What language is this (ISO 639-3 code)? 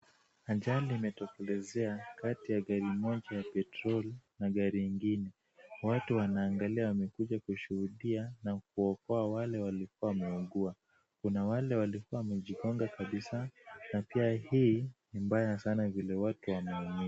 swa